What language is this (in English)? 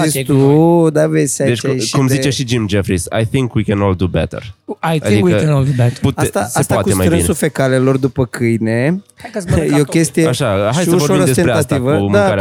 Romanian